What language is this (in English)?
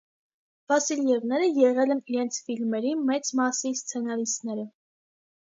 Armenian